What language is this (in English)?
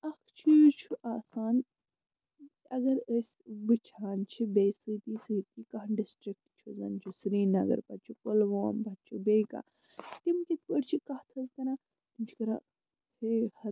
Kashmiri